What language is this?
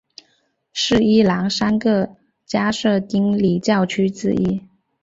Chinese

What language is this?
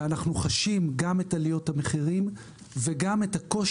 Hebrew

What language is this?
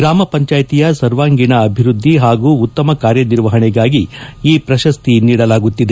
Kannada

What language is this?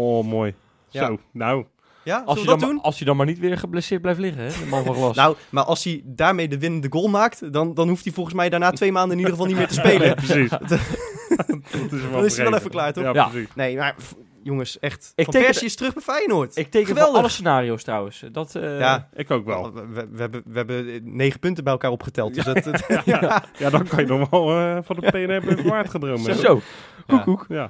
Dutch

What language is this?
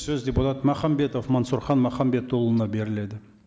Kazakh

